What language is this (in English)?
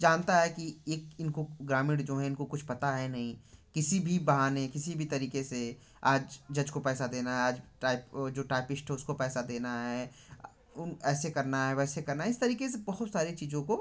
Hindi